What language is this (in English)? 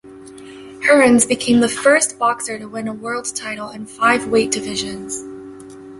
English